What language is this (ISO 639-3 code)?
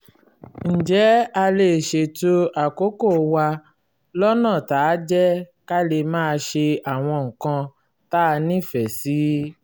yor